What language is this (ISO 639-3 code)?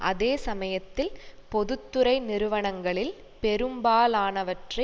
tam